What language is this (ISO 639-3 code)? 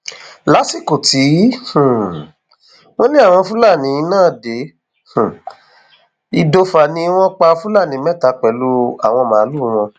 yor